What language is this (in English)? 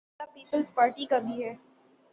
Urdu